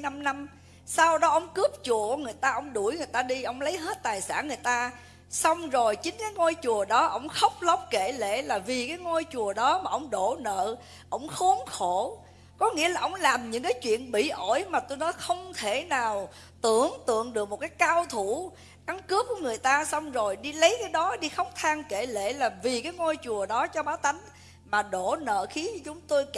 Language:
Vietnamese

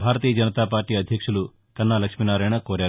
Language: Telugu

